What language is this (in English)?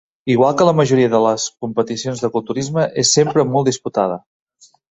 Catalan